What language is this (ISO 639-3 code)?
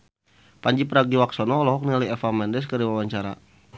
sun